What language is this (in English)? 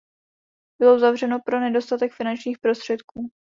Czech